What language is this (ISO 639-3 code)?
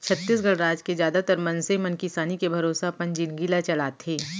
hne